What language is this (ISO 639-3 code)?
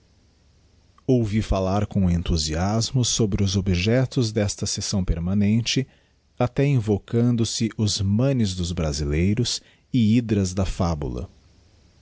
por